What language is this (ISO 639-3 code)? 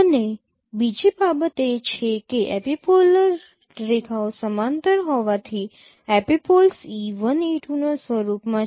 guj